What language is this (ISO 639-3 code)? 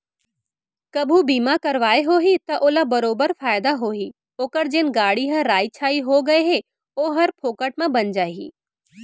hne